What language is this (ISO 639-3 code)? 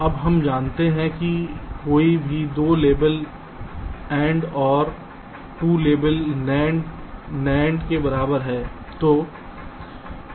hin